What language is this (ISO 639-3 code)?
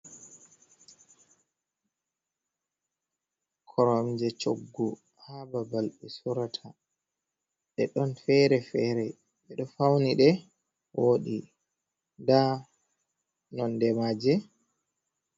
ful